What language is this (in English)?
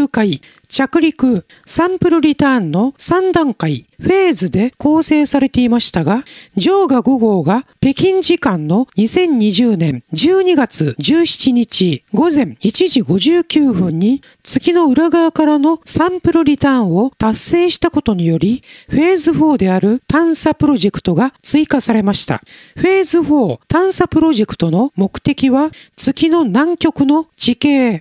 Japanese